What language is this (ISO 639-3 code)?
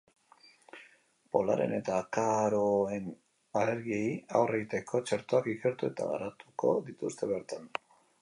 eus